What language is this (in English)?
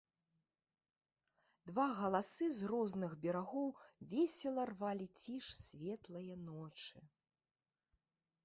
Belarusian